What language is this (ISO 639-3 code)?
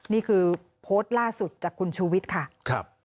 tha